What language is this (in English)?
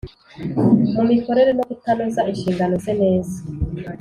Kinyarwanda